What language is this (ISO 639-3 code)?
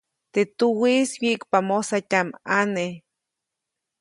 zoc